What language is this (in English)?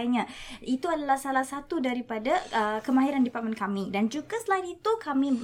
Malay